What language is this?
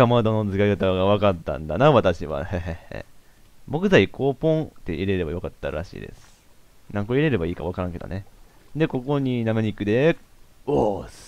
Japanese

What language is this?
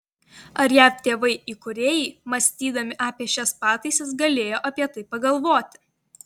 Lithuanian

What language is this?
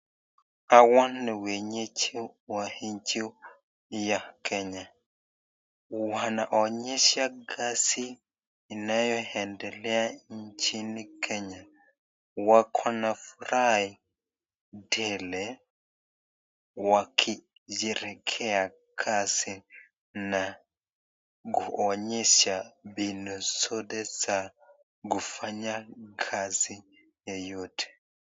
Swahili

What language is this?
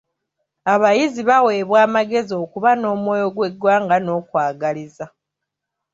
Ganda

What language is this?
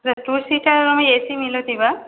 Sanskrit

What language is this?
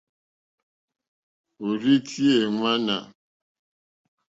Mokpwe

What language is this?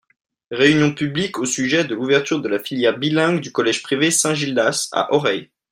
French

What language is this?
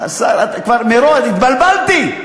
Hebrew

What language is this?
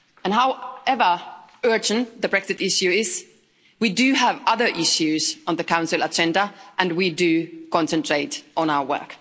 English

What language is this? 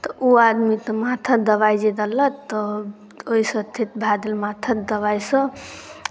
Maithili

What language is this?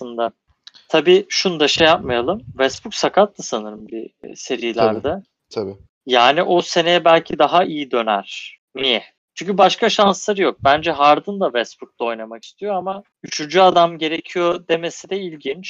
Turkish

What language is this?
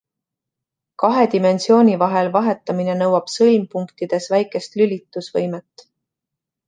Estonian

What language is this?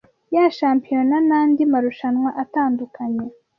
Kinyarwanda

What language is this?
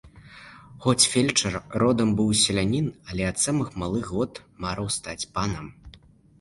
Belarusian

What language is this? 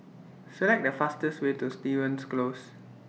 English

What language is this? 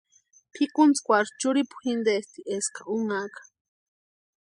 Western Highland Purepecha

